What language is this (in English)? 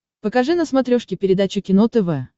Russian